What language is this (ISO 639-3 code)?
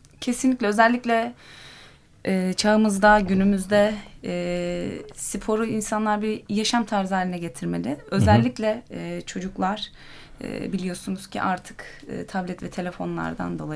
tur